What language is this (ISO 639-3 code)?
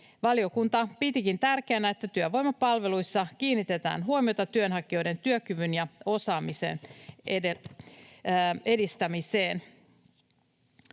fin